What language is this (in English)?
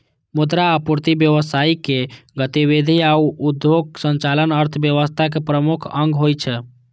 Maithili